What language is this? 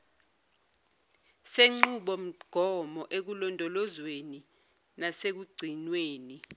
Zulu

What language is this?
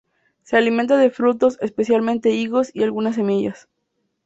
Spanish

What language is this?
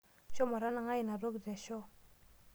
Masai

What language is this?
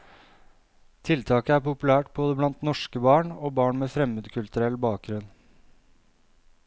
Norwegian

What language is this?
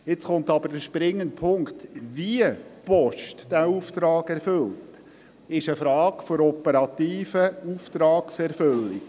Swiss German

